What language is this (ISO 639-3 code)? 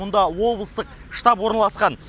kaz